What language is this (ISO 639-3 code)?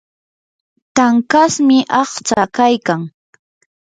qur